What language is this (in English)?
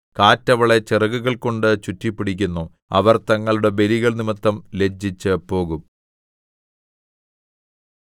Malayalam